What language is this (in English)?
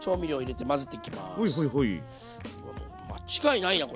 Japanese